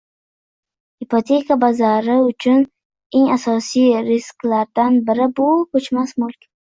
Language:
Uzbek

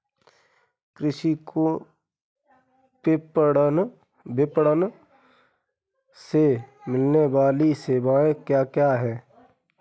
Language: Hindi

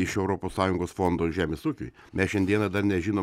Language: Lithuanian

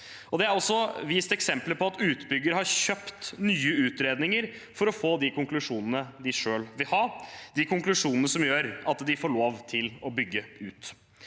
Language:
Norwegian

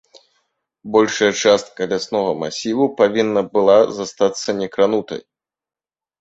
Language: Belarusian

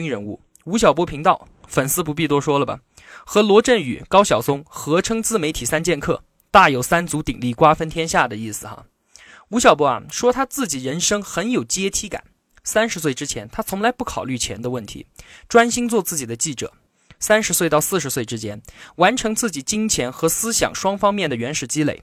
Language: Chinese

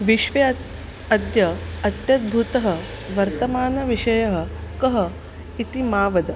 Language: Sanskrit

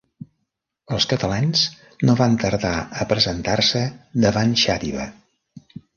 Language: Catalan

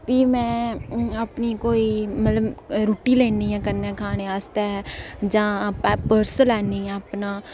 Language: Dogri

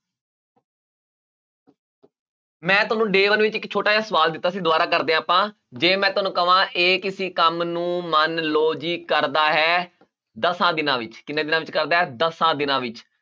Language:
Punjabi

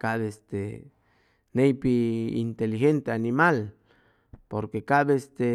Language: Chimalapa Zoque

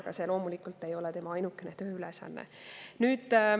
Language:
Estonian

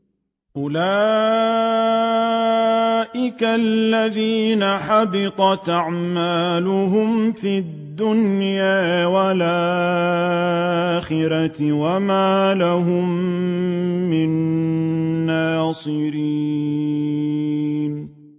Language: Arabic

